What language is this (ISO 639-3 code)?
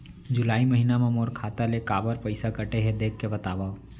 hne